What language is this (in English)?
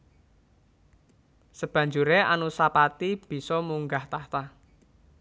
Javanese